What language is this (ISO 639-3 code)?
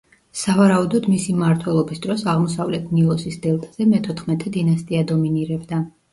kat